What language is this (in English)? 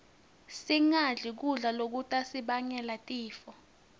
Swati